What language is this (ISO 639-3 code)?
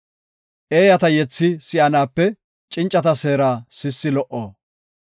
gof